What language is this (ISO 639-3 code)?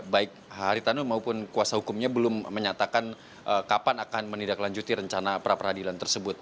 ind